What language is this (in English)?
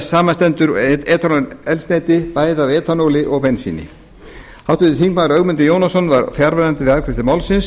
Icelandic